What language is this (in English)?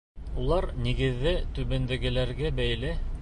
Bashkir